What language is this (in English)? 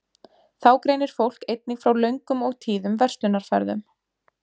Icelandic